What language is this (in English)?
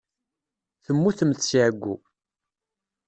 Kabyle